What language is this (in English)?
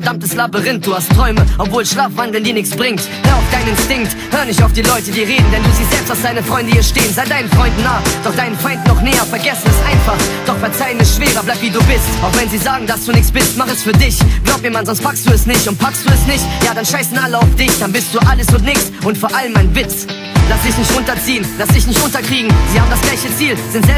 German